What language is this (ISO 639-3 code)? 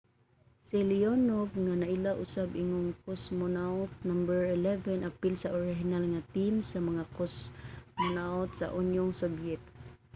ceb